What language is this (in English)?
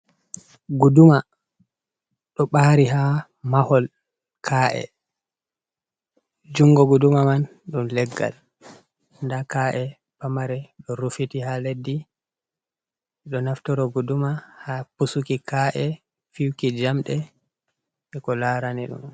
Fula